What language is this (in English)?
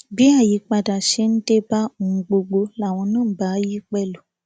Yoruba